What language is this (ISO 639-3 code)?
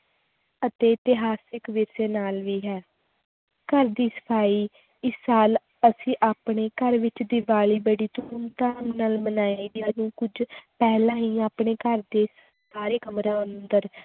pan